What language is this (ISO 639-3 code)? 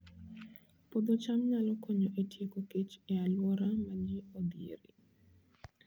luo